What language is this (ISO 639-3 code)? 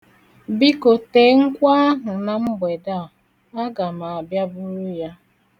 ibo